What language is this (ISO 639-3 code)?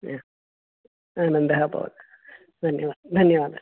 san